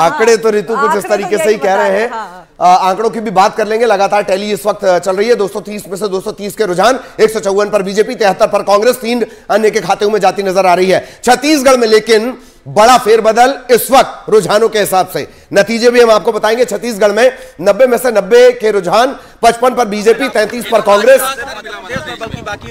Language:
Hindi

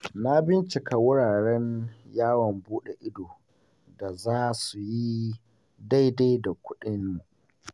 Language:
Hausa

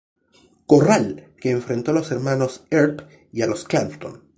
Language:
Spanish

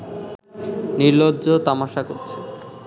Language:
Bangla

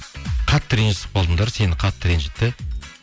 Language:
Kazakh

